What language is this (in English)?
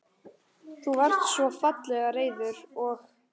Icelandic